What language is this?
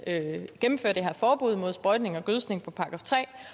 Danish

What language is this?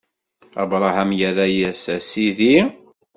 Kabyle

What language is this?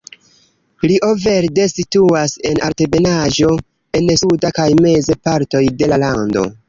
Esperanto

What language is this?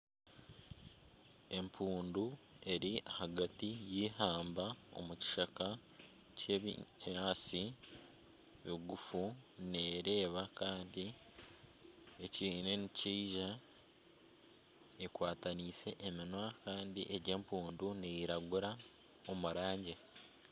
Nyankole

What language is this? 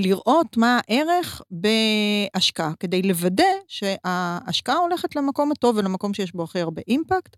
Hebrew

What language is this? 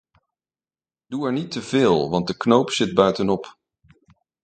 Dutch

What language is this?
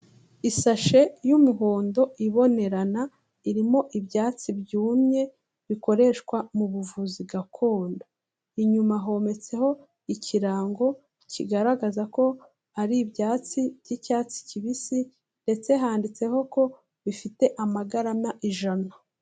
Kinyarwanda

